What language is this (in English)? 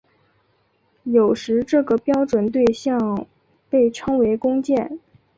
Chinese